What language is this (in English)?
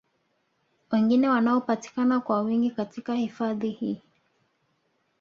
Swahili